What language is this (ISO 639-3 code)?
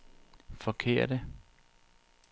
dan